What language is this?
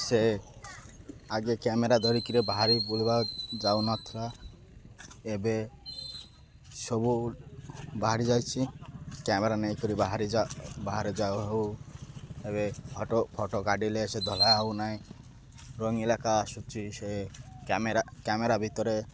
Odia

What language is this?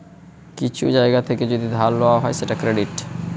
Bangla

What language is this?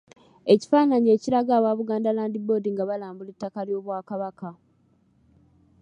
Ganda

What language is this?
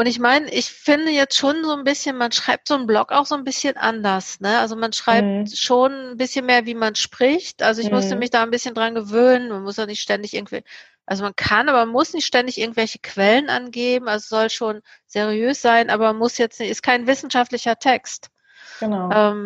German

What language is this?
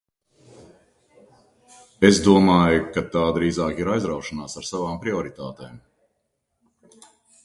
Latvian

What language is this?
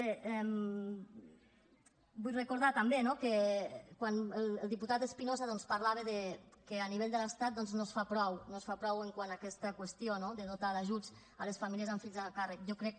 Catalan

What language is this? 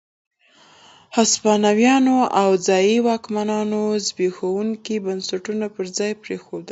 Pashto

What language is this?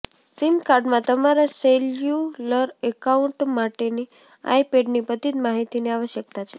Gujarati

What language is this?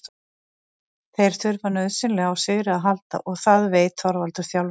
Icelandic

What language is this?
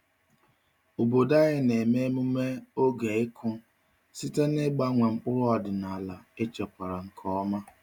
Igbo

